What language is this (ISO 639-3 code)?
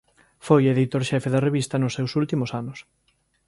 glg